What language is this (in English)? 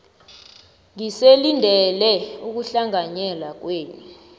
South Ndebele